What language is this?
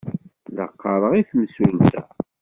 Kabyle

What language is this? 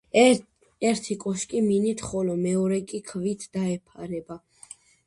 Georgian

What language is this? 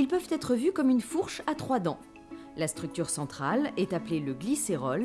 French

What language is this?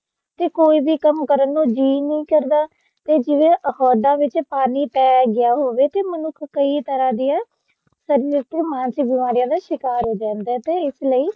Punjabi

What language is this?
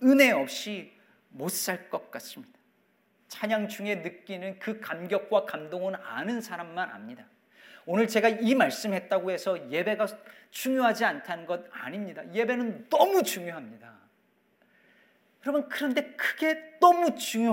Korean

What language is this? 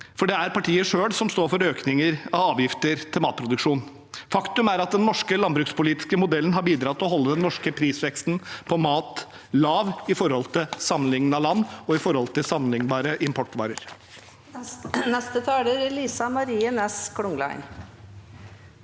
Norwegian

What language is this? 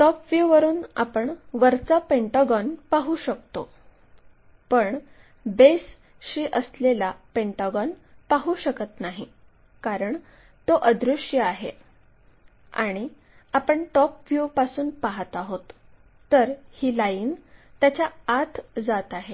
Marathi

